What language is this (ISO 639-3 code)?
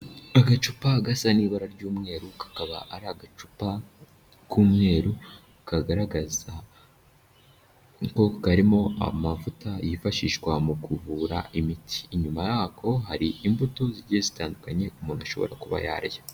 kin